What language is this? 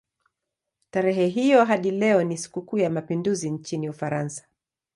Swahili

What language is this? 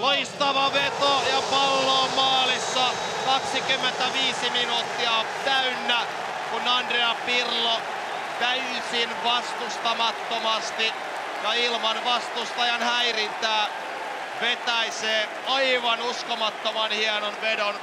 Finnish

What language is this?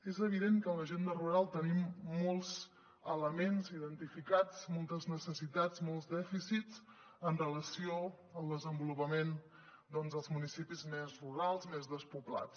Catalan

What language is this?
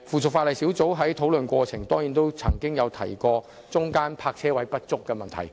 Cantonese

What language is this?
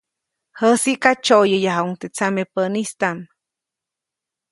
Copainalá Zoque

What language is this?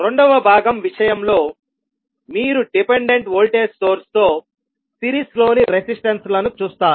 Telugu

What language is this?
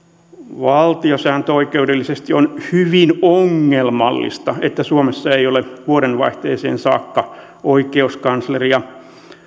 Finnish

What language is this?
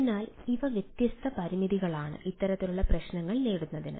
Malayalam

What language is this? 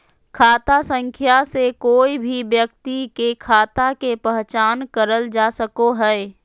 Magahi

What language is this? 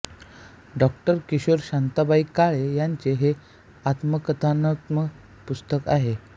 Marathi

